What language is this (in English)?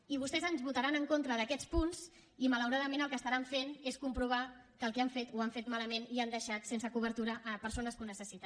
Catalan